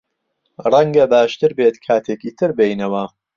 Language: Central Kurdish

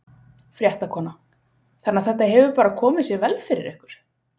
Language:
Icelandic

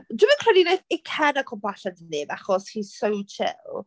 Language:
Welsh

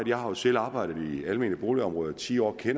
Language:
Danish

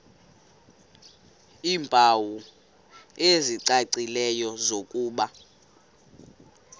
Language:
Xhosa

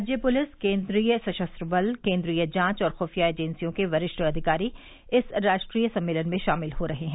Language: Hindi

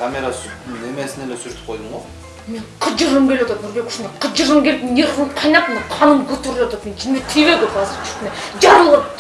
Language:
Turkish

